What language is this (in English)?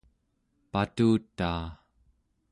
Central Yupik